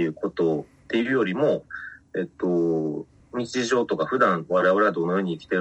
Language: Japanese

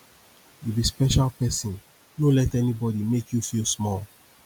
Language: Nigerian Pidgin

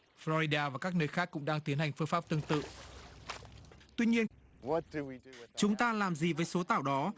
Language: Vietnamese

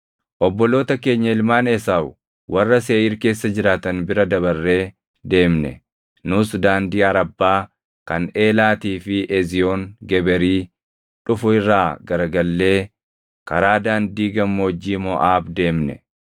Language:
Oromo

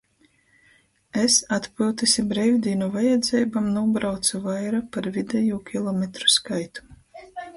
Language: Latgalian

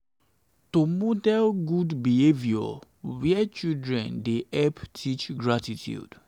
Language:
Nigerian Pidgin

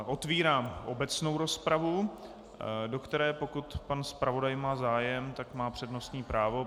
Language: Czech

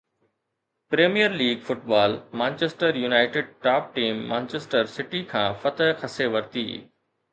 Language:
Sindhi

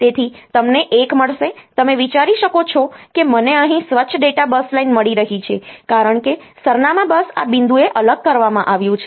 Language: Gujarati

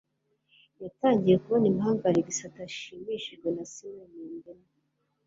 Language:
Kinyarwanda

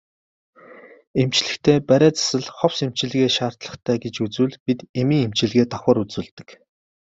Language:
Mongolian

